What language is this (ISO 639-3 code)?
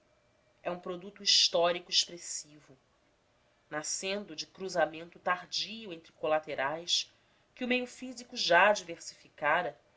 por